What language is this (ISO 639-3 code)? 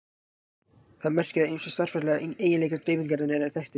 isl